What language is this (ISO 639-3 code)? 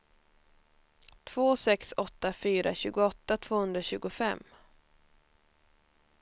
swe